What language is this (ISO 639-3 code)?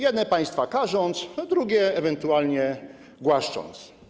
pol